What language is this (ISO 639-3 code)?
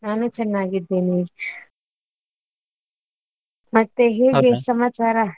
kan